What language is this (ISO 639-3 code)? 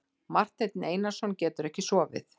isl